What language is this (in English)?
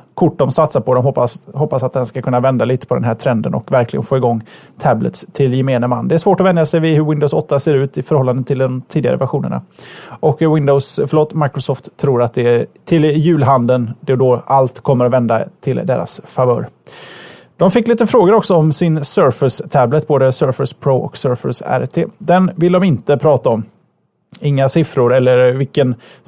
Swedish